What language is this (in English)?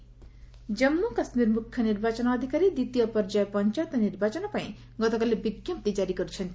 Odia